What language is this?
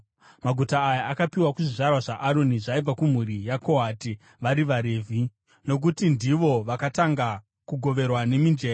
Shona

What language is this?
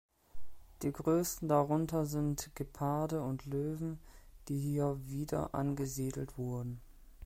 German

